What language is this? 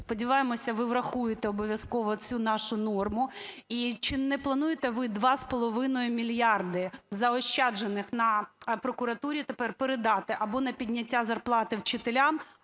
Ukrainian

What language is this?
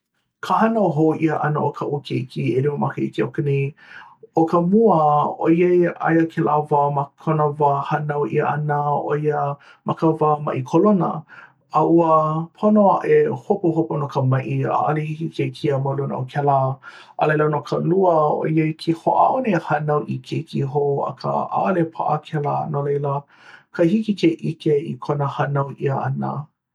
Hawaiian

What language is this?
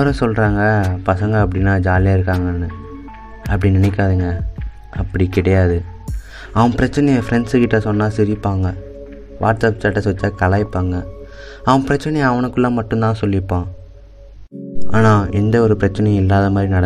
Tamil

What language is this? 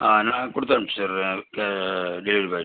Tamil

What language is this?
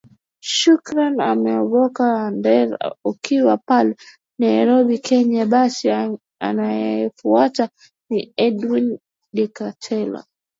Swahili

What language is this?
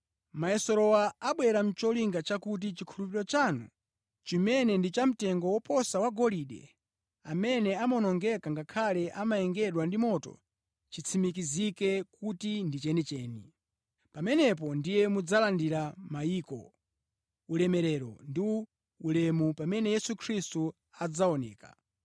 Nyanja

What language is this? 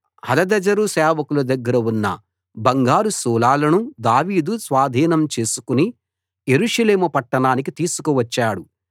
Telugu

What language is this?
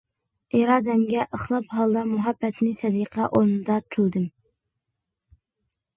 Uyghur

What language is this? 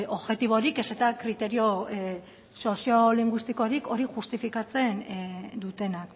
Basque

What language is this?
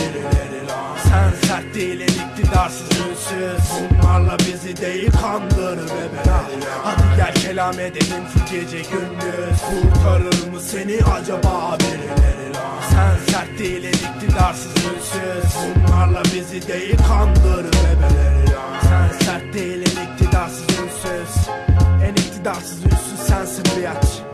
Turkish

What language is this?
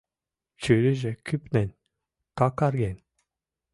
Mari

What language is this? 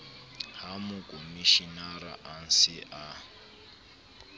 Southern Sotho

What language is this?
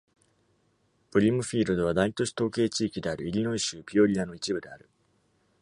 Japanese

